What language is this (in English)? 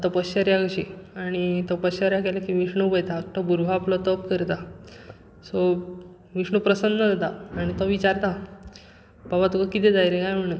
Konkani